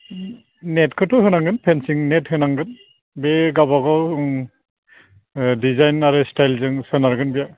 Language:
Bodo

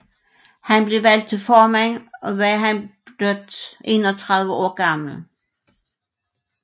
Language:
Danish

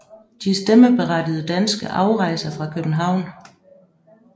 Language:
Danish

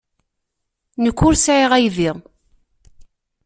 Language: Kabyle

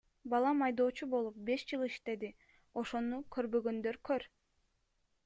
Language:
Kyrgyz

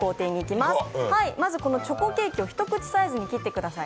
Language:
Japanese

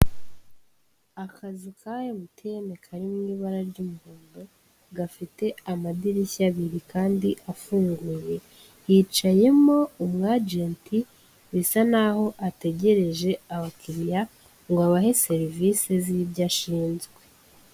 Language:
Kinyarwanda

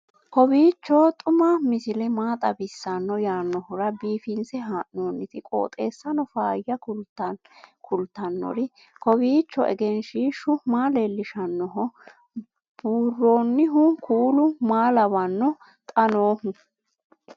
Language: Sidamo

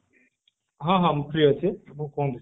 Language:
Odia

